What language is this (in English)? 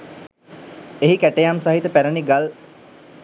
Sinhala